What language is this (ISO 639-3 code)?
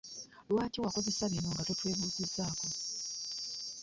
lug